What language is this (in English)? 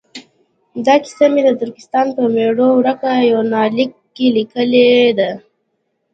Pashto